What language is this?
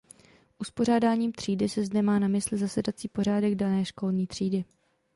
Czech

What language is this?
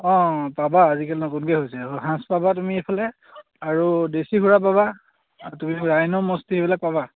Assamese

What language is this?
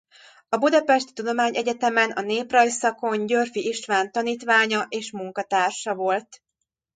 Hungarian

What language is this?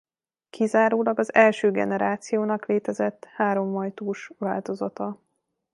Hungarian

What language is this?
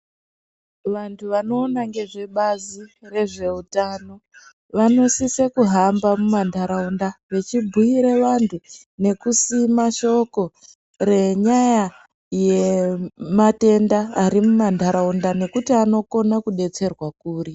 Ndau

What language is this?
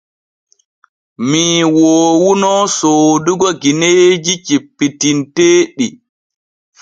Borgu Fulfulde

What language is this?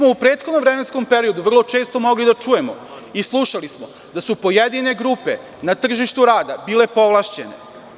Serbian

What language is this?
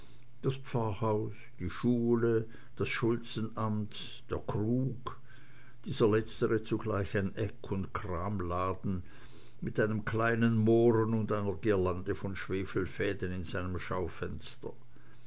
German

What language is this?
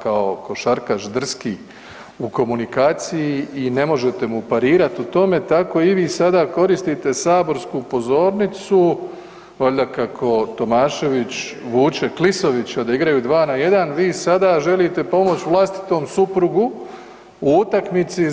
Croatian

